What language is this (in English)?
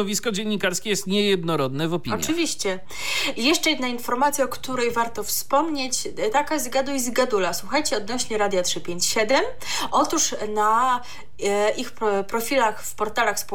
Polish